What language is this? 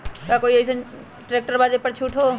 Magahi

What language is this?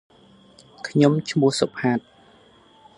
Khmer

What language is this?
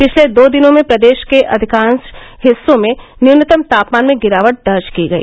Hindi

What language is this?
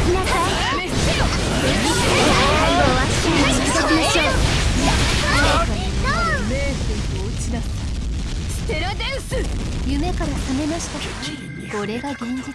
Japanese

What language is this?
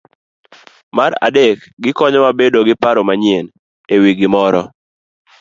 Luo (Kenya and Tanzania)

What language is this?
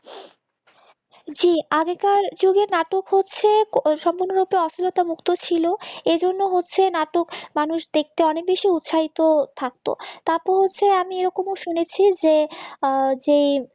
Bangla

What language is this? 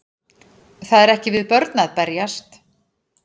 Icelandic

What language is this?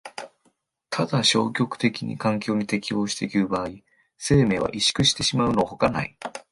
Japanese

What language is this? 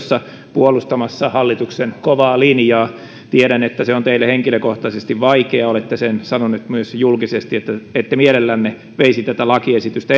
Finnish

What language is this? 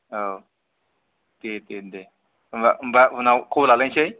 Bodo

